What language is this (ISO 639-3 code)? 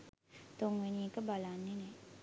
sin